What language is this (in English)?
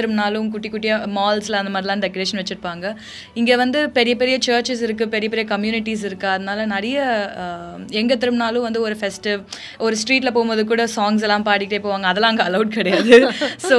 Tamil